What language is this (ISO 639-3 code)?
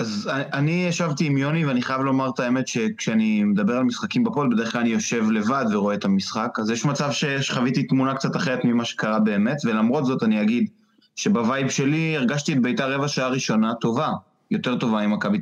heb